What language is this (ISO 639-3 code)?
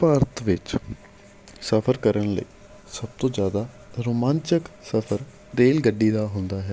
pan